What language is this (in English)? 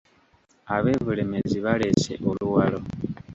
Ganda